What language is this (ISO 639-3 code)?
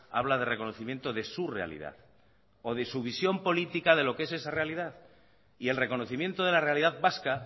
spa